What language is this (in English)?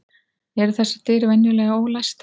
Icelandic